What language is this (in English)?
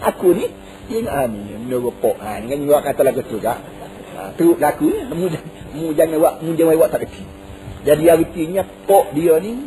Malay